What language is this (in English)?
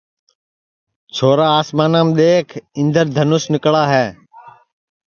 Sansi